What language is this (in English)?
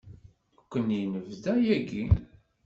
Kabyle